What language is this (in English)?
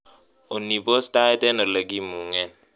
Kalenjin